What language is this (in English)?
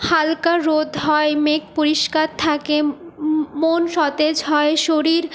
Bangla